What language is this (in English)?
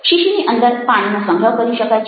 Gujarati